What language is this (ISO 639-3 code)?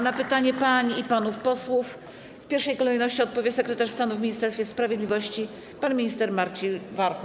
pol